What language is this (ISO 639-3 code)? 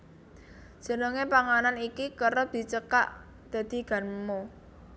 jav